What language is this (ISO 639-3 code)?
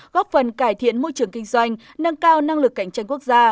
vie